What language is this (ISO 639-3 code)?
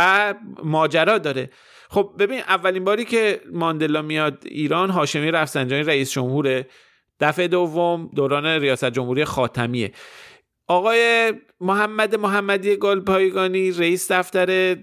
fas